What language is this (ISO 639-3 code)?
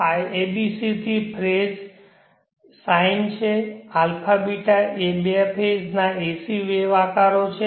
guj